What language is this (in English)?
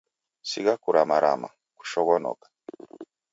Taita